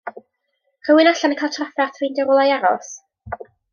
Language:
Welsh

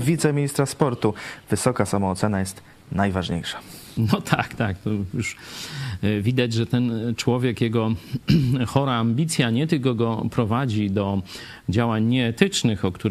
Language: Polish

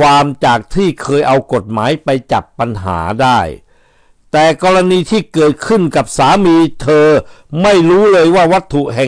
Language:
Thai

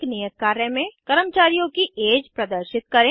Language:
Hindi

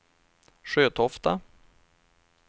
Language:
Swedish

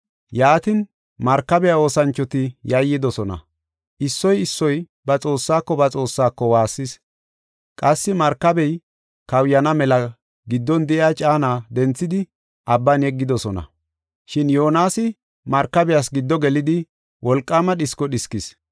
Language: Gofa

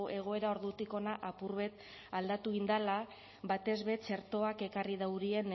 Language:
Basque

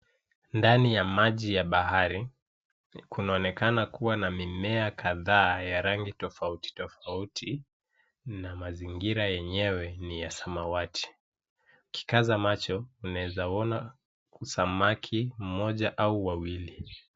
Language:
Swahili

